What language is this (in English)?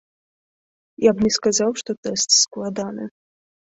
Belarusian